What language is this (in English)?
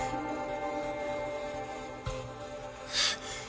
Japanese